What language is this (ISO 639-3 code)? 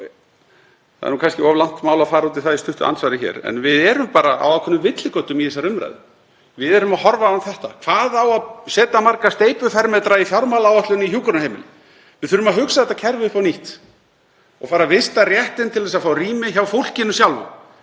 isl